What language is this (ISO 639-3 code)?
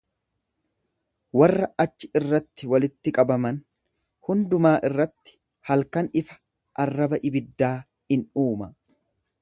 orm